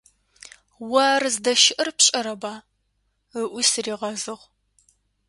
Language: Adyghe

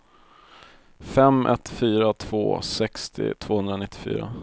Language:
Swedish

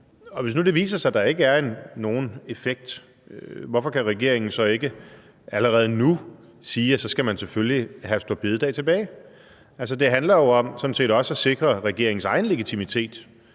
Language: Danish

